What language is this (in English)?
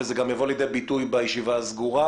Hebrew